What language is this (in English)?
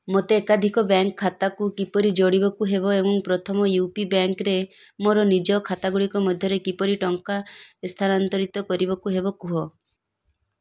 Odia